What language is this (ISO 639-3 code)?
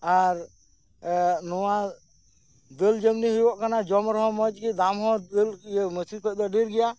sat